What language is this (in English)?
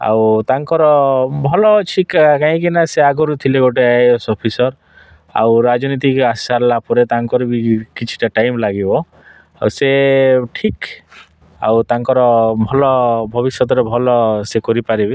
Odia